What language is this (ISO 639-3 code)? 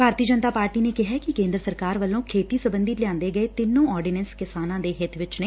pan